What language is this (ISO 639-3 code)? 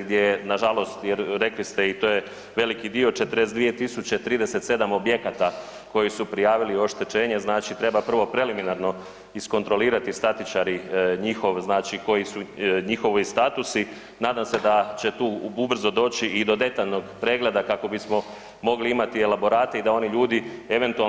hrv